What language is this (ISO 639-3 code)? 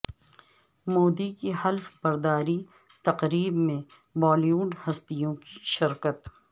urd